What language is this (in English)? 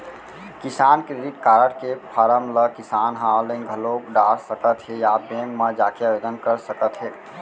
Chhattisgarhi